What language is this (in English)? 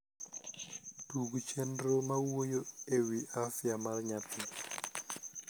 Luo (Kenya and Tanzania)